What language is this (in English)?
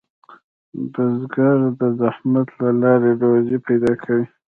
Pashto